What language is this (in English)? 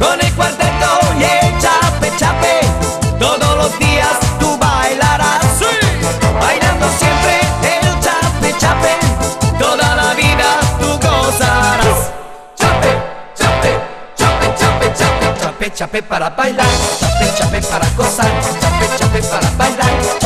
Slovak